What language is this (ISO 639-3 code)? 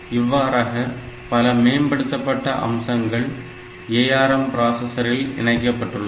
tam